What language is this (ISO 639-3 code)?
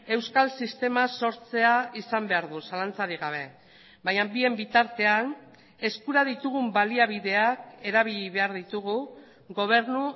eus